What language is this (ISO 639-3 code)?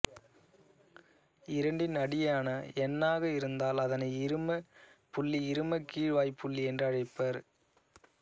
tam